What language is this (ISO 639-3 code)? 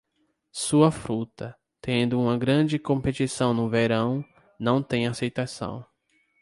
por